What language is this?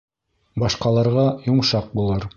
Bashkir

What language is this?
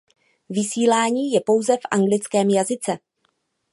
Czech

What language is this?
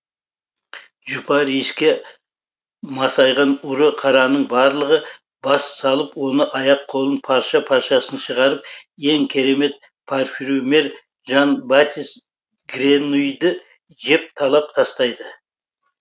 Kazakh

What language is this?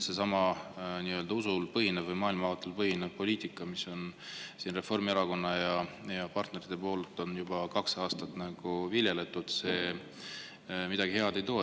Estonian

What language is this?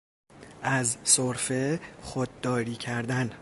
Persian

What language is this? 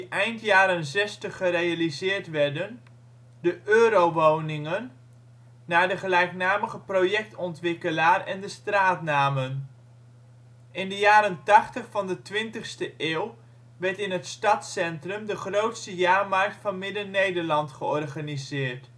Dutch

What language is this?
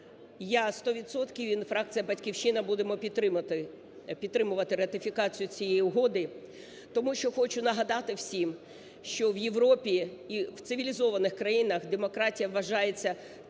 Ukrainian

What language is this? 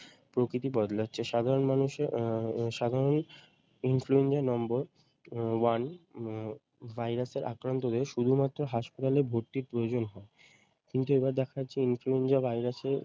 Bangla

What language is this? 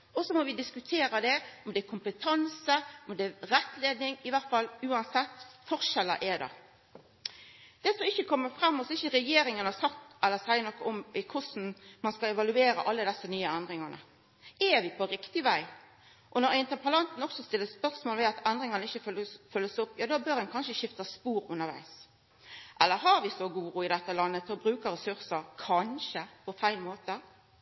Norwegian Nynorsk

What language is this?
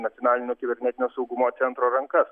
Lithuanian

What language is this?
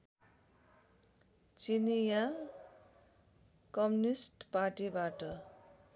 Nepali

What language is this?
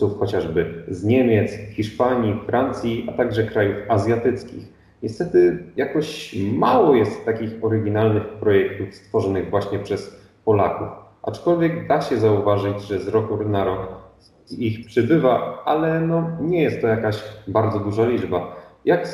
Polish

